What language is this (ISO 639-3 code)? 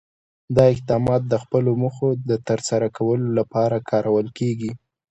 pus